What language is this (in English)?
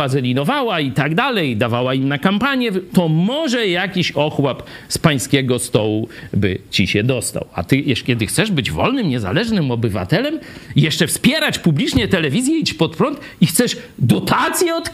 Polish